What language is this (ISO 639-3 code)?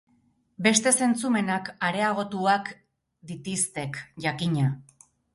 eus